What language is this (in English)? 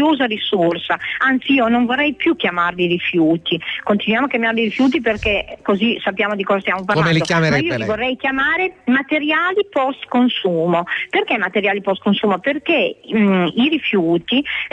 Italian